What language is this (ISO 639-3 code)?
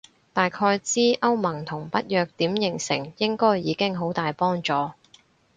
yue